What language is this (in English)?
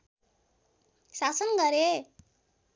Nepali